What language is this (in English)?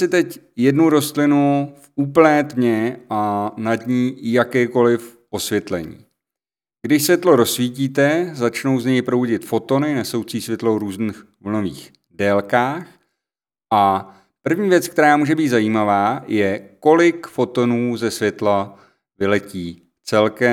Czech